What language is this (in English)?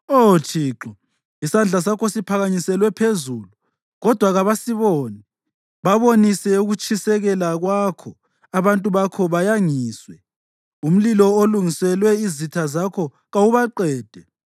North Ndebele